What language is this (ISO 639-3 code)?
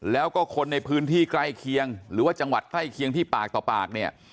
tha